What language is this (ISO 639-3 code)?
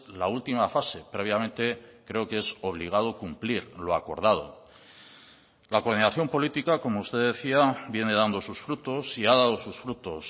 spa